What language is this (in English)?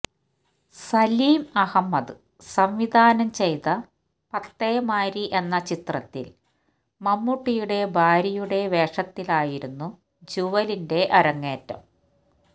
Malayalam